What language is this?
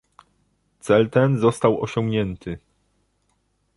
Polish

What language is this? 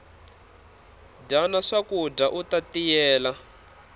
Tsonga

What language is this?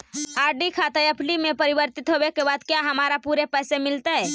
Magahi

